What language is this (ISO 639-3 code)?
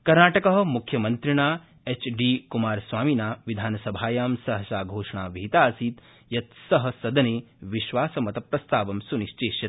san